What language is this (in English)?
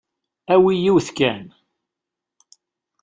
Kabyle